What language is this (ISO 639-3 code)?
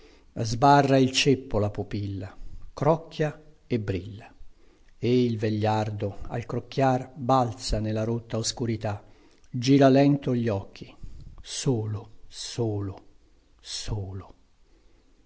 ita